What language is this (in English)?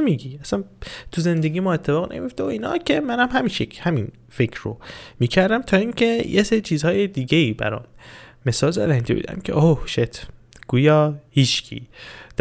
Persian